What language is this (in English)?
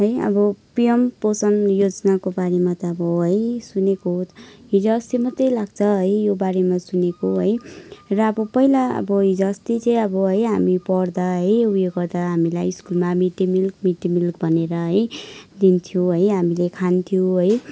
Nepali